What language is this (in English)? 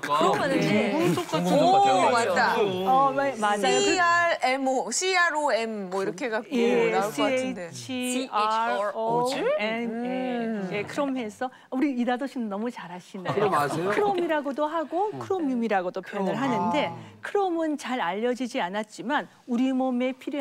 Korean